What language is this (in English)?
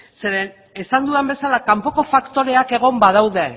Basque